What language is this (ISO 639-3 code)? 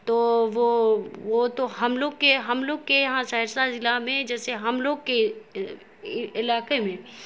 urd